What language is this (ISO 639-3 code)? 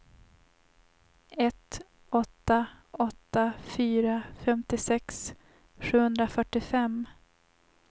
swe